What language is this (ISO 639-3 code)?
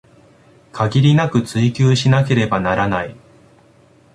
jpn